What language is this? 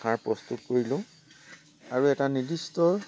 Assamese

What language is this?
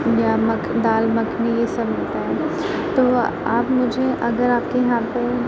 Urdu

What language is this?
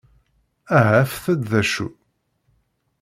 Kabyle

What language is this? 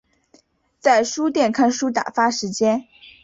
Chinese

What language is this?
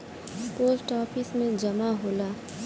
Bhojpuri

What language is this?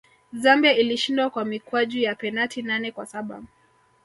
Swahili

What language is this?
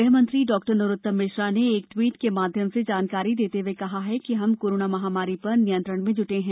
Hindi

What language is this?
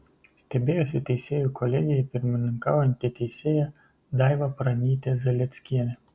Lithuanian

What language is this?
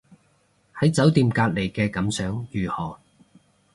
Cantonese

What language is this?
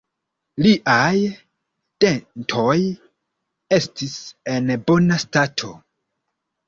Esperanto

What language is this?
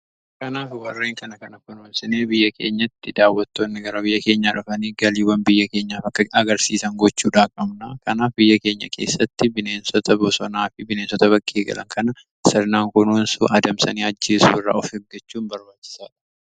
Oromo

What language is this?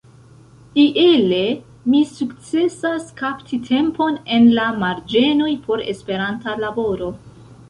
Esperanto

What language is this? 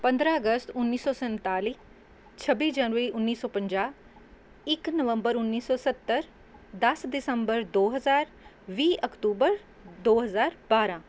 Punjabi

